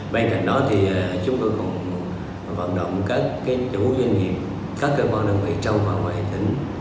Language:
Vietnamese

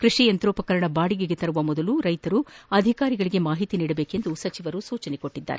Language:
Kannada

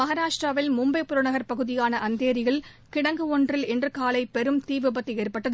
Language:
Tamil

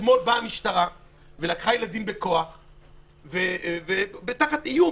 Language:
Hebrew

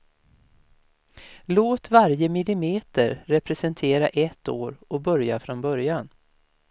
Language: Swedish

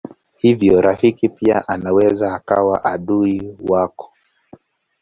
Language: Swahili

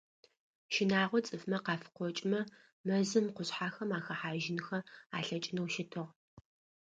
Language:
Adyghe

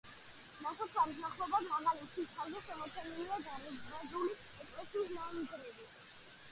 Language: Georgian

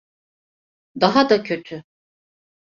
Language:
Turkish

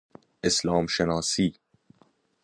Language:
Persian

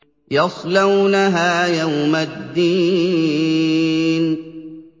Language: Arabic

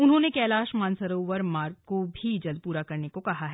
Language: Hindi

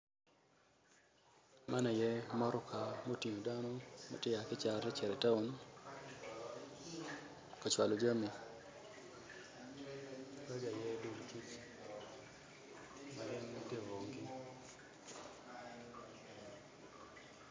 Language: Acoli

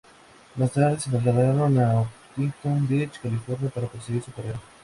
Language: Spanish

